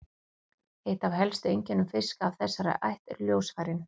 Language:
Icelandic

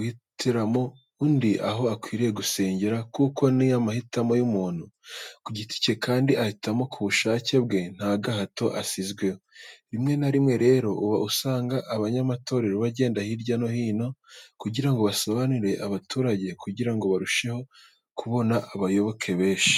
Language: Kinyarwanda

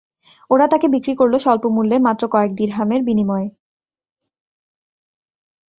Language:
Bangla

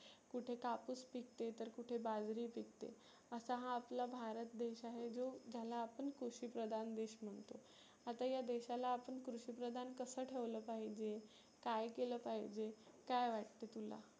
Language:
Marathi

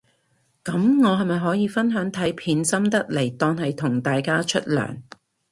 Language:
Cantonese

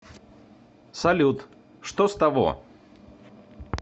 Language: Russian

